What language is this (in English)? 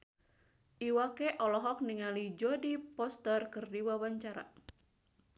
Sundanese